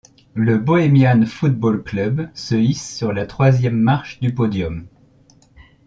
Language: French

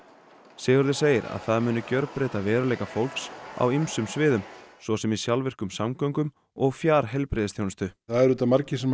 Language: Icelandic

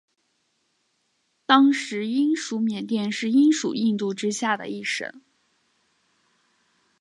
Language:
Chinese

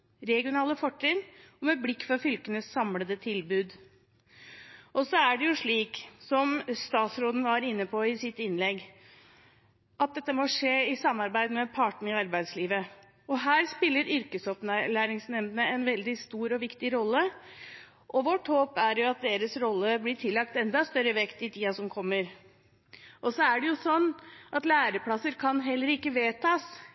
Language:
Norwegian Bokmål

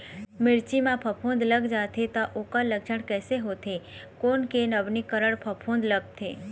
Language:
Chhattisgarhi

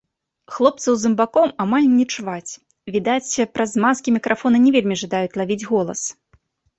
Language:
Belarusian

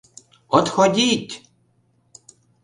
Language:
Mari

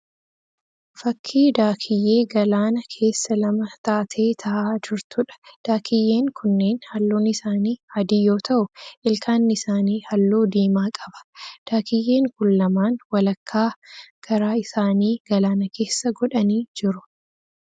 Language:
Oromo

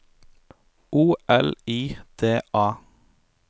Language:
Norwegian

